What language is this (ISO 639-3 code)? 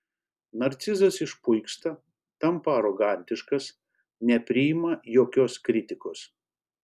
lit